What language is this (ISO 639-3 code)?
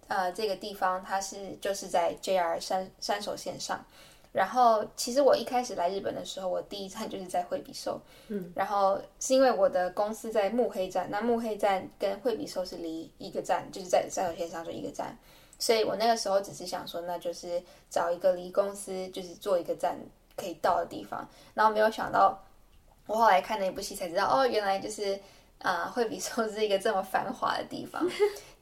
zho